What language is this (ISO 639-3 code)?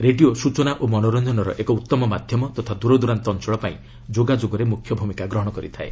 ori